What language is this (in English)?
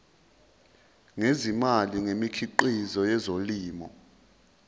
Zulu